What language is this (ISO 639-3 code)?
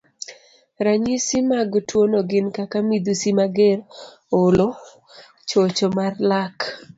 luo